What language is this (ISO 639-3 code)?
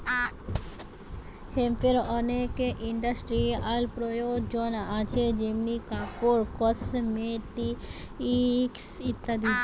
ben